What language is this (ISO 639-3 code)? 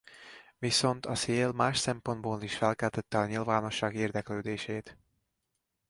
hun